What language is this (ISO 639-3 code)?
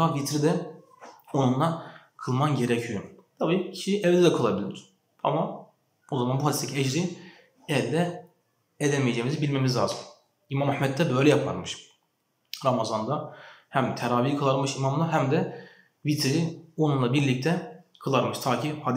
tur